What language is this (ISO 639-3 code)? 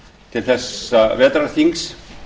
isl